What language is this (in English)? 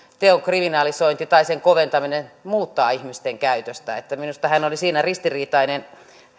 Finnish